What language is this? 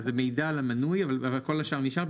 Hebrew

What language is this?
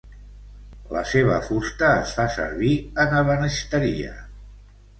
Catalan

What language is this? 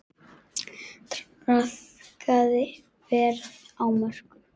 Icelandic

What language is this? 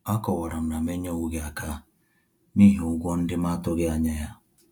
Igbo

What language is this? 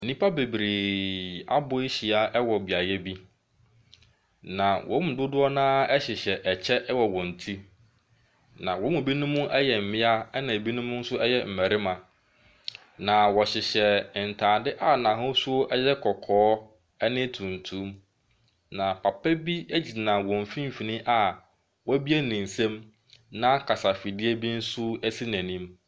Akan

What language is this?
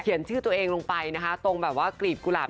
Thai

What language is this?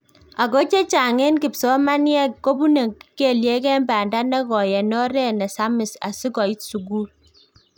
Kalenjin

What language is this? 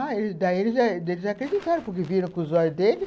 Portuguese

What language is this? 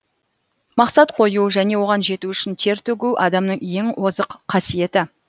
Kazakh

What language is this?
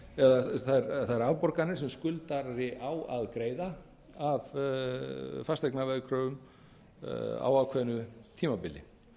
Icelandic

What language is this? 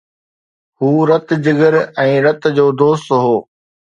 Sindhi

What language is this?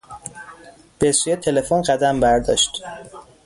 Persian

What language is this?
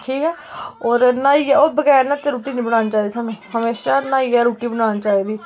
Dogri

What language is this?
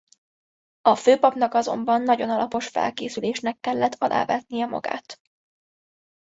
Hungarian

